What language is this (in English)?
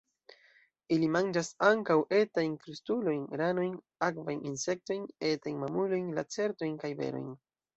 Esperanto